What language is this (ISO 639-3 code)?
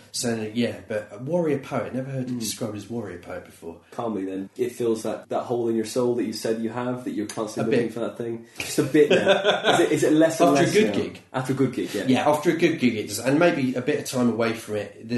eng